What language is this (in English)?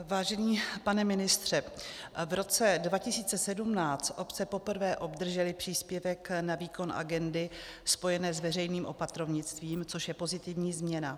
Czech